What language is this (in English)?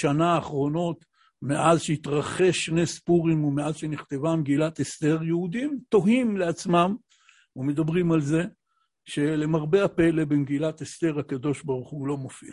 Hebrew